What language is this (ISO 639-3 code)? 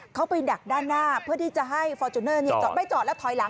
tha